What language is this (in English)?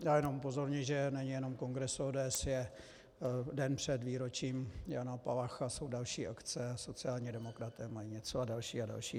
Czech